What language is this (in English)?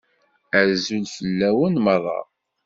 Kabyle